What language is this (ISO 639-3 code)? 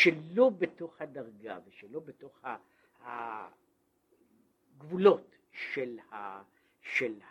heb